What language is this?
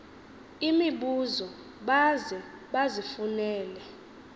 Xhosa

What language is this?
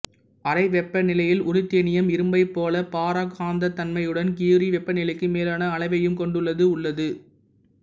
Tamil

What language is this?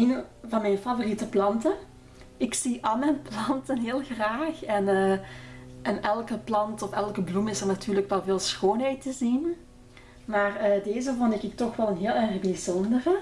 Dutch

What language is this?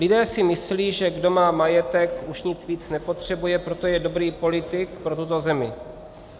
Czech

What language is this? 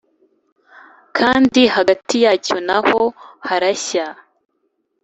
Kinyarwanda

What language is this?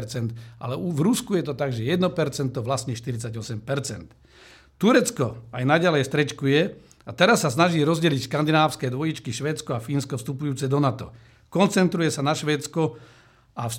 Slovak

